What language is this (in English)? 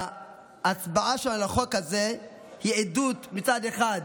Hebrew